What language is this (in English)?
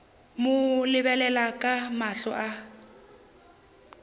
Northern Sotho